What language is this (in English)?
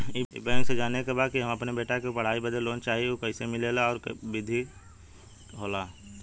Bhojpuri